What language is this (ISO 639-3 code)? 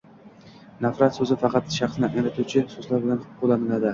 uzb